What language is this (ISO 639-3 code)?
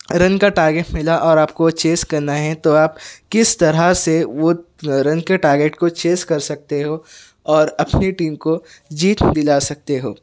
urd